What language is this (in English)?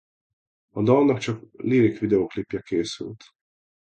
Hungarian